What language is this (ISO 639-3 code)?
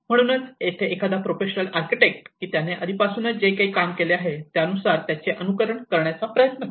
mar